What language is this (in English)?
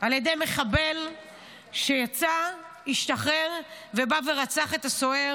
Hebrew